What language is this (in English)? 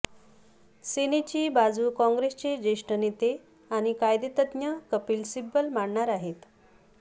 Marathi